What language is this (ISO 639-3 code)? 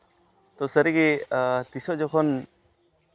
sat